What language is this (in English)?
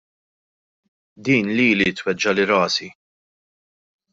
Maltese